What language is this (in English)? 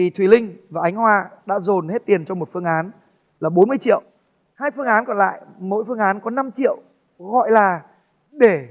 Vietnamese